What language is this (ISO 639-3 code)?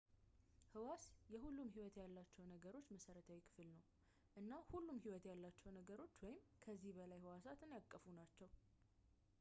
amh